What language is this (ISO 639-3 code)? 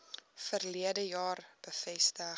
afr